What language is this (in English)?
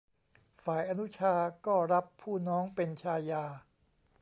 Thai